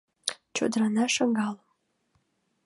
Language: Mari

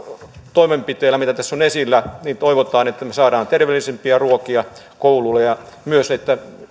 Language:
Finnish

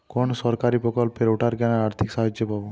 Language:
Bangla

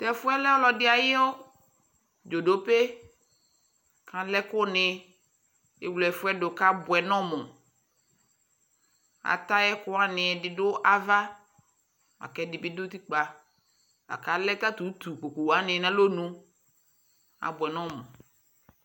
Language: Ikposo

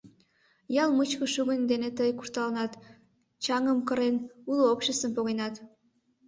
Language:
Mari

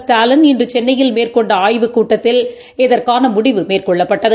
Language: Tamil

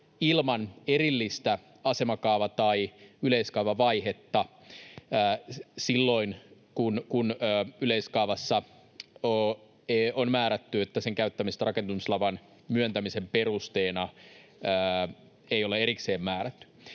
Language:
Finnish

